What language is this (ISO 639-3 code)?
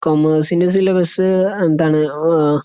mal